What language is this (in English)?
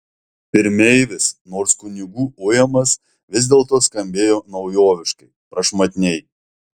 Lithuanian